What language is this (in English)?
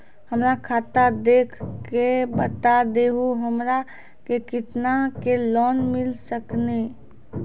Maithili